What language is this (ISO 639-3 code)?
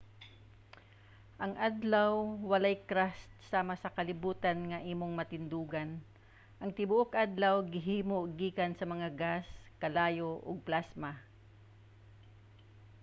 ceb